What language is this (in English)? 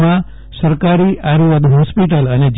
Gujarati